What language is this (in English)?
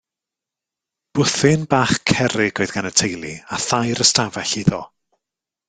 Welsh